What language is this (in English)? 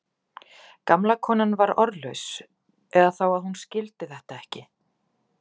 Icelandic